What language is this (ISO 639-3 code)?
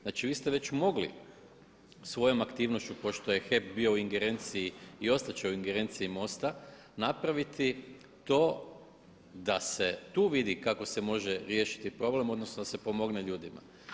hrv